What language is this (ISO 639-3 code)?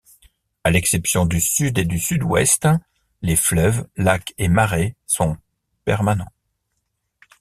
fra